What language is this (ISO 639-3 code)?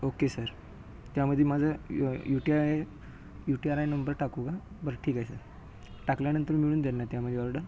mar